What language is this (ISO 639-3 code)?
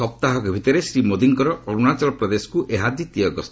ori